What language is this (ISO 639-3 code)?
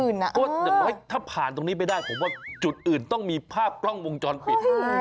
tha